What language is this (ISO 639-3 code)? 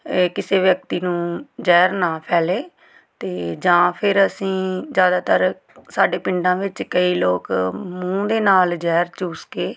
pan